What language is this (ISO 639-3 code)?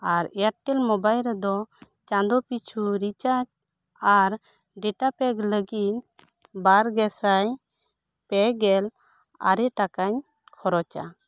sat